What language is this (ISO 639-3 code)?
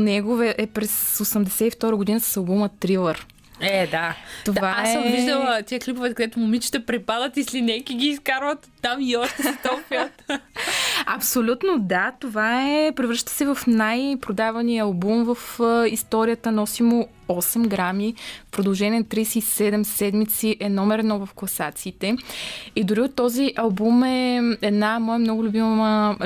bul